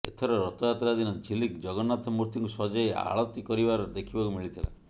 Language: Odia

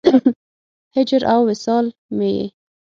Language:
Pashto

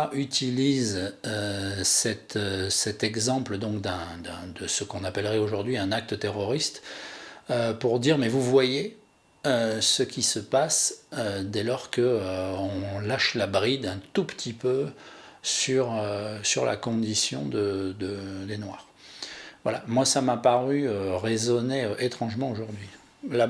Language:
French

